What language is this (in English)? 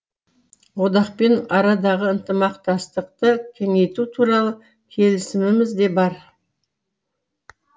Kazakh